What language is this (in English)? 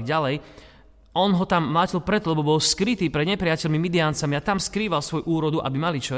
Slovak